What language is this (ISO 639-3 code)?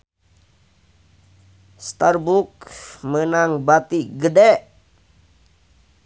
sun